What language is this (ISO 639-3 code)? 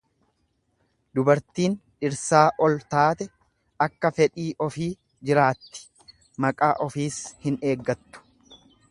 orm